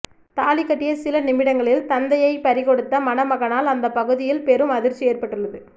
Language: Tamil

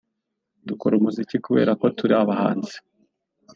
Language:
Kinyarwanda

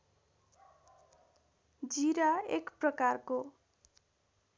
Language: Nepali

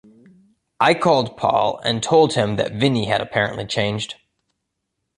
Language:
English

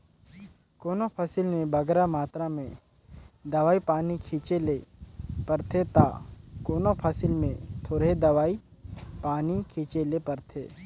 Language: Chhattisgarhi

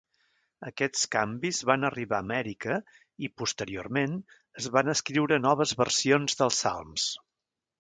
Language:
Catalan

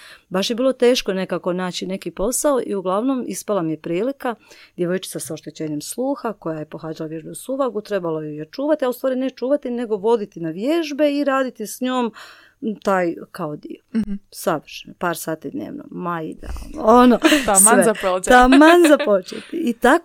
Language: Croatian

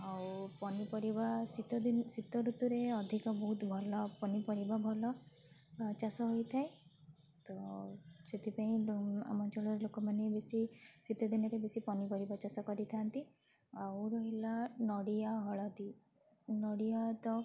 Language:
Odia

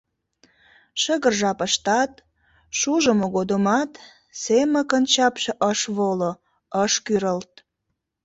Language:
Mari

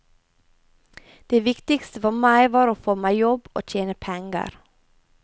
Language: Norwegian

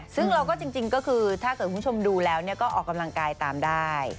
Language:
Thai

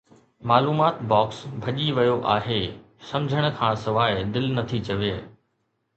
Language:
Sindhi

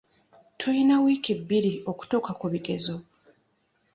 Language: Ganda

